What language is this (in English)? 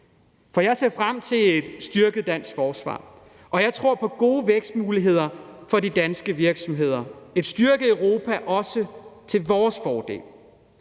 Danish